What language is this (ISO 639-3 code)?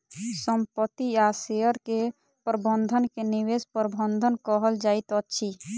mai